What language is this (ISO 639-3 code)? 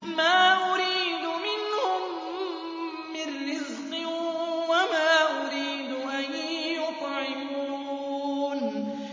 ara